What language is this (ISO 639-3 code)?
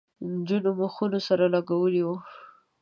pus